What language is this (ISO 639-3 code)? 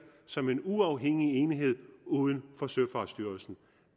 dan